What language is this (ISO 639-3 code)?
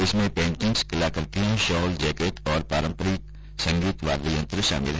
hin